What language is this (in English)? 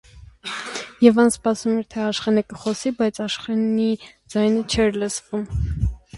Armenian